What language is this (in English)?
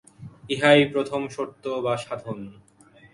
Bangla